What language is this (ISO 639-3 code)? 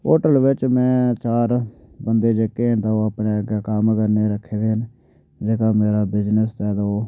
doi